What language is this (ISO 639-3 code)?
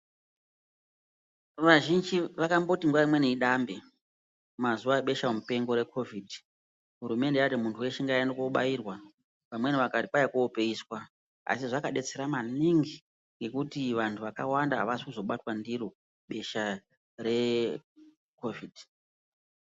ndc